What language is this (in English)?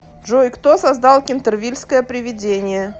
Russian